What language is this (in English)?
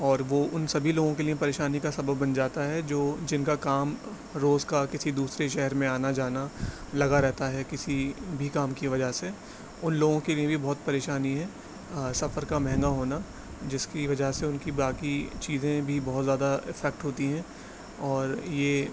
Urdu